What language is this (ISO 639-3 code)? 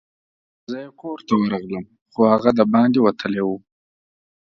pus